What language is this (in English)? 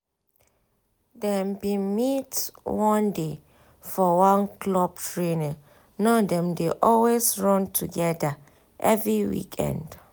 Nigerian Pidgin